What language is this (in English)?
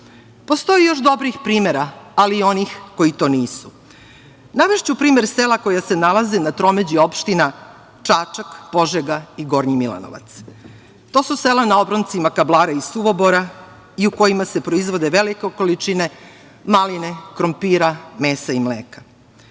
Serbian